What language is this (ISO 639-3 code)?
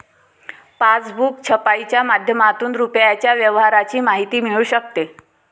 mar